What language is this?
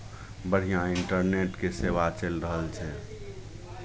Maithili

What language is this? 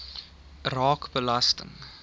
Afrikaans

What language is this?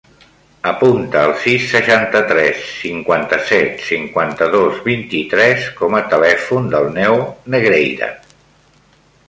Catalan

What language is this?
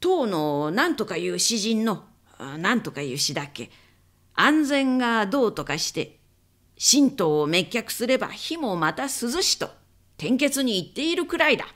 Japanese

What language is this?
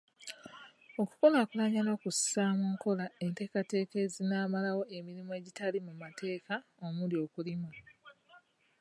Ganda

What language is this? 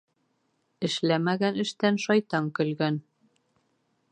Bashkir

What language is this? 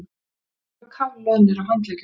Icelandic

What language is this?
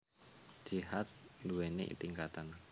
Javanese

